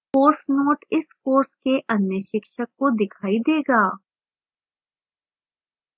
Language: Hindi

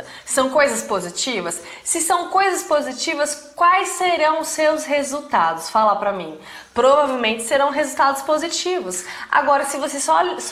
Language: Portuguese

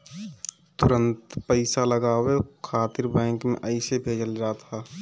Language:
Bhojpuri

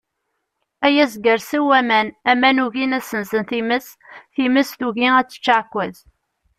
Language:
Kabyle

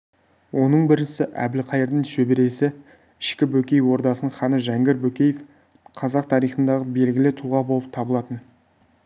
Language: Kazakh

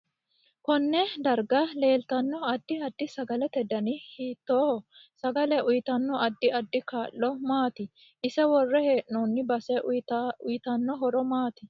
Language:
Sidamo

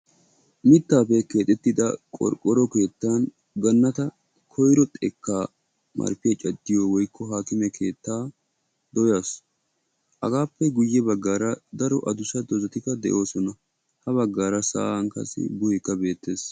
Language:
Wolaytta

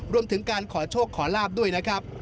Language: Thai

